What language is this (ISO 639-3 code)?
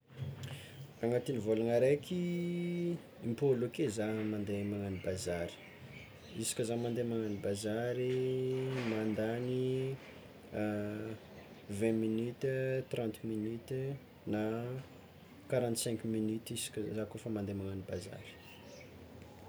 xmw